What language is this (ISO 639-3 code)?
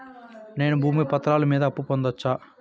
tel